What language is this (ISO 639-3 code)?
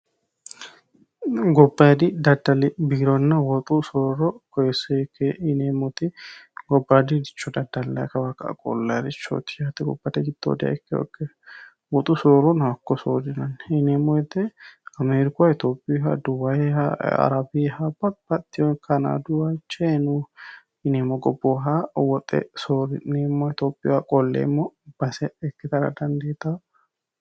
sid